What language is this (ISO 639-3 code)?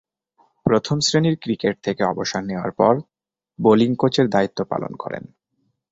ben